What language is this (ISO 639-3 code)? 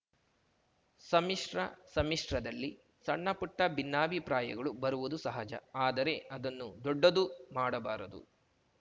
kan